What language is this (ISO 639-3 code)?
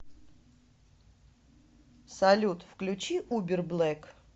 rus